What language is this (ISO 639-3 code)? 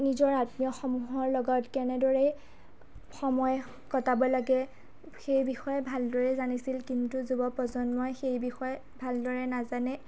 asm